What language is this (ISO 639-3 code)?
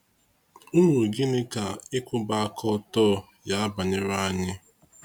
ibo